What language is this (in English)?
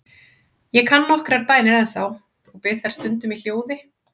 Icelandic